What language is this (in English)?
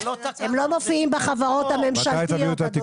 Hebrew